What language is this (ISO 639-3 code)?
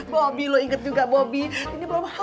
ind